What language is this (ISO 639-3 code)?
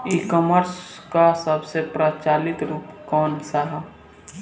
bho